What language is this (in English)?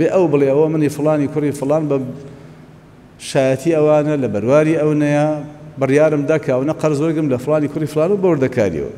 Arabic